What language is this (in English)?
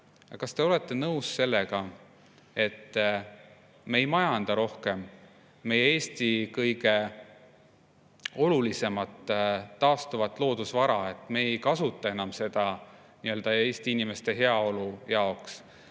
Estonian